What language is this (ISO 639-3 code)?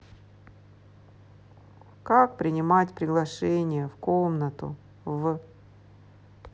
rus